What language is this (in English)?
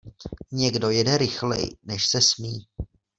Czech